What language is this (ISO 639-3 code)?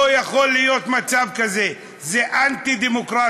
heb